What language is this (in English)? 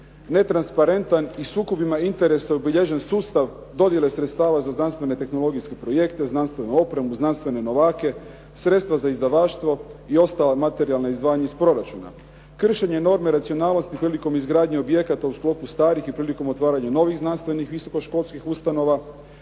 Croatian